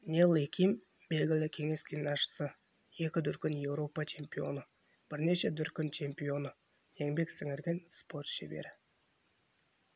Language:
Kazakh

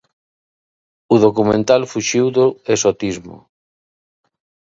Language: Galician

